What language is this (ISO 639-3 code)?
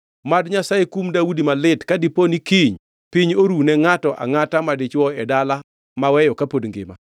luo